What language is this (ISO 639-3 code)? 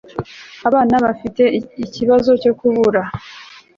kin